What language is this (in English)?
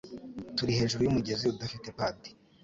Kinyarwanda